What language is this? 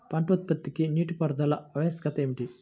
Telugu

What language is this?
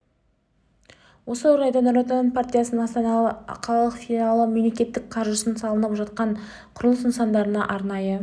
Kazakh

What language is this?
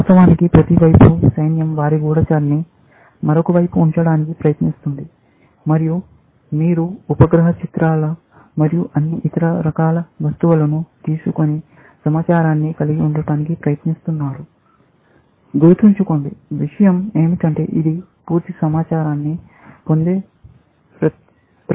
Telugu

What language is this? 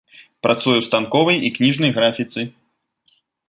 Belarusian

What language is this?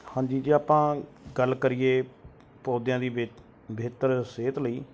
Punjabi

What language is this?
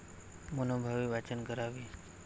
Marathi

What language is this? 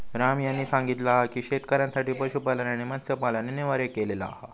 Marathi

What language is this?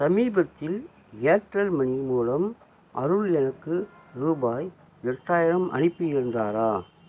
Tamil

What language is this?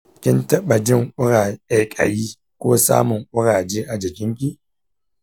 Hausa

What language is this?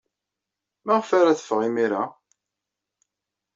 Kabyle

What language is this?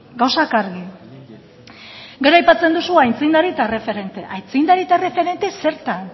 Basque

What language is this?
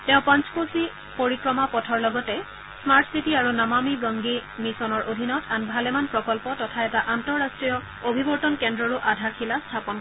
Assamese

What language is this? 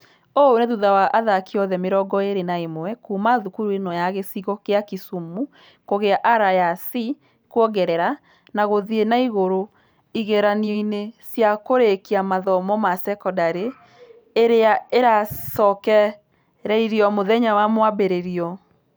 Kikuyu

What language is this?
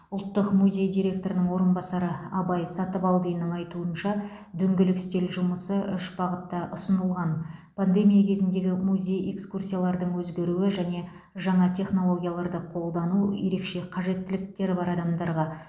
Kazakh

